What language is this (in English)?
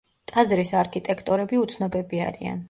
Georgian